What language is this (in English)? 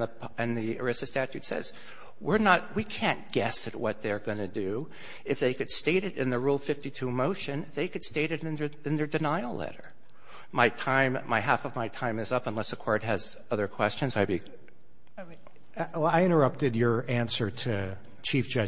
English